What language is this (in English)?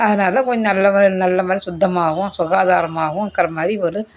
Tamil